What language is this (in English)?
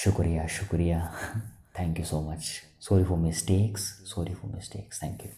Hindi